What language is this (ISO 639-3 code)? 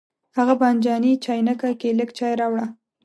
pus